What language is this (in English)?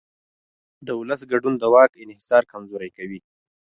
Pashto